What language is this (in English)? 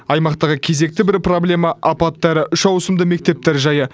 Kazakh